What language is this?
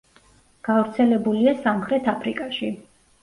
Georgian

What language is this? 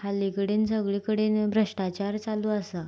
Konkani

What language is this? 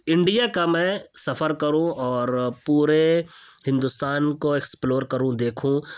Urdu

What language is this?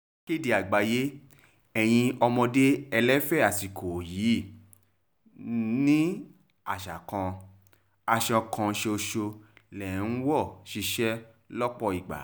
Yoruba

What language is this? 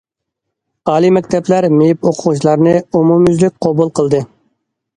Uyghur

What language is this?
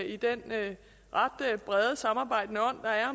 Danish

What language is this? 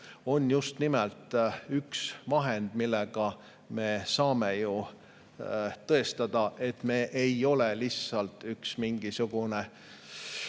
Estonian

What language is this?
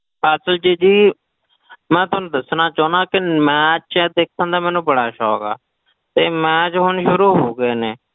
Punjabi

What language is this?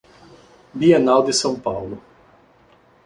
Portuguese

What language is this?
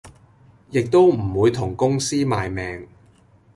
Cantonese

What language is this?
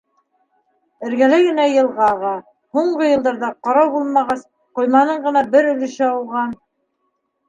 Bashkir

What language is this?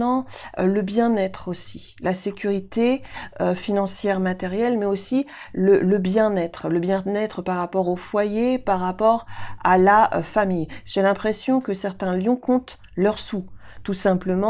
French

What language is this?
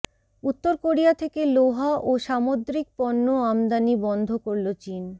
Bangla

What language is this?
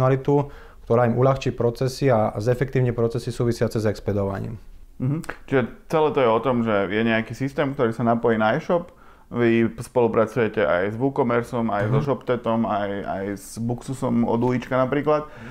Slovak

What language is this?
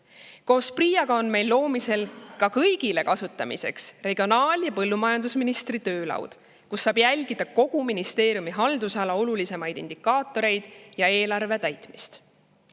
Estonian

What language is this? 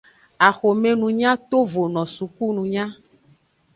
Aja (Benin)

